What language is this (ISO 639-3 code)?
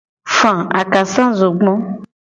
gej